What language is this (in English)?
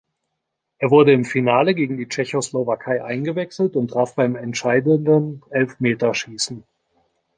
German